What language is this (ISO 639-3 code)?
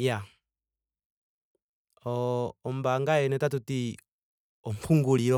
ndo